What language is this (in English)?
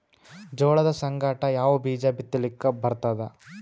Kannada